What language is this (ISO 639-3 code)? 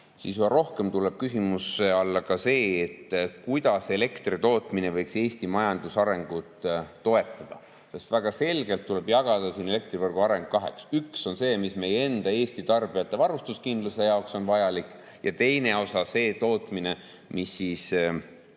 est